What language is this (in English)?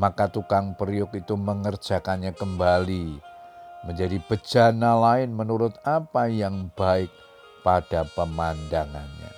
Indonesian